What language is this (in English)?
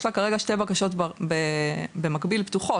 Hebrew